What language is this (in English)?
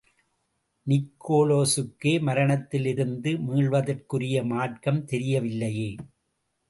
Tamil